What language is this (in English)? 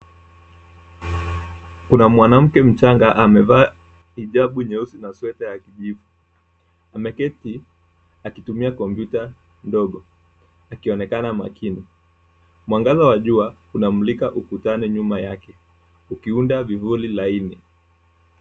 Swahili